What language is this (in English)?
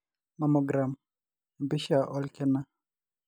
Masai